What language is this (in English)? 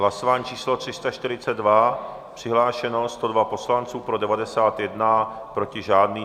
Czech